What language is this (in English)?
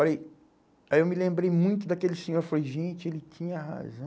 Portuguese